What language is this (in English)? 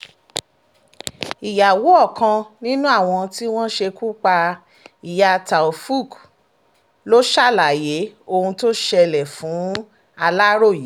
Yoruba